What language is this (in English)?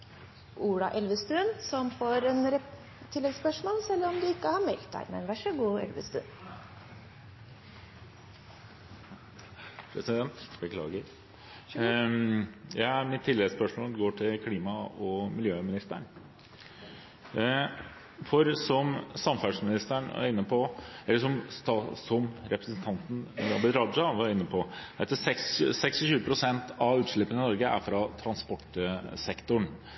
Norwegian